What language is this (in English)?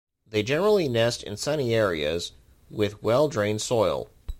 English